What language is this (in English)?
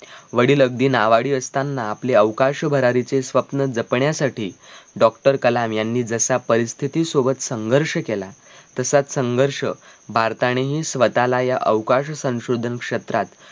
Marathi